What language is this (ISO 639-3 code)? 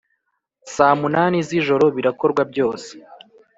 kin